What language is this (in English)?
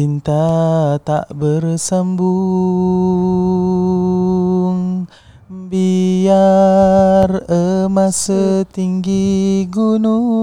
Malay